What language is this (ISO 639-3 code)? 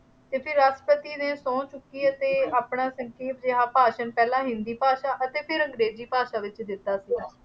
pan